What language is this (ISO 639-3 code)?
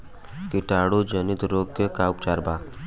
bho